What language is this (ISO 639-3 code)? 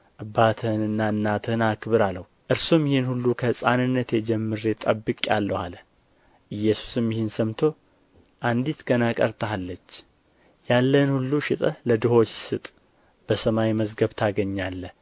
amh